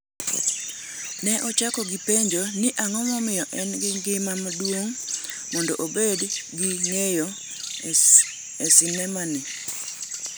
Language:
Luo (Kenya and Tanzania)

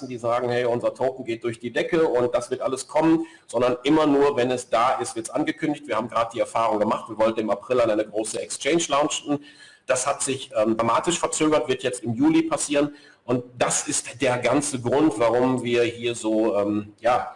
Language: German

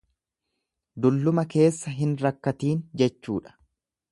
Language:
Oromo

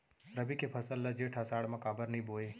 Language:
Chhattisgarhi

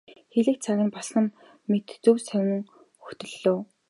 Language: Mongolian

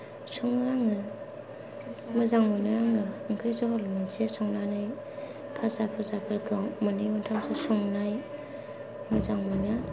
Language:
Bodo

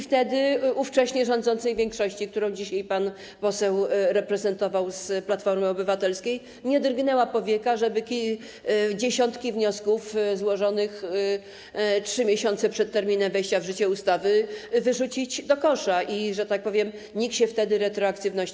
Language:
Polish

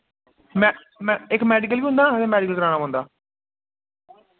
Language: Dogri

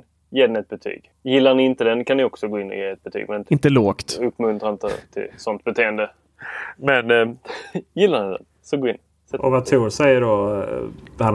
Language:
Swedish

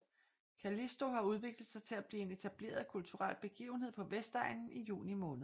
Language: Danish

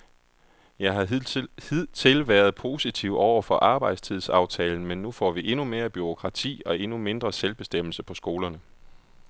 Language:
Danish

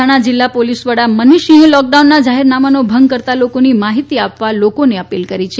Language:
Gujarati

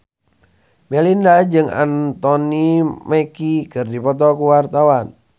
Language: Sundanese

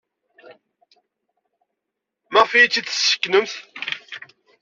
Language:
Kabyle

